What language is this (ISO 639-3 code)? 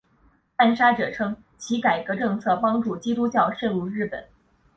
zho